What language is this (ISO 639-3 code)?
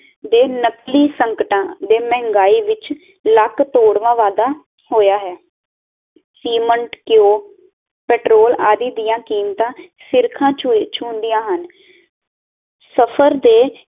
pan